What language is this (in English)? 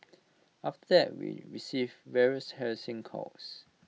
English